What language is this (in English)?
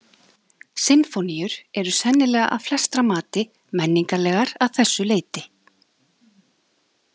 Icelandic